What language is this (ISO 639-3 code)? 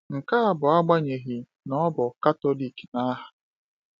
ibo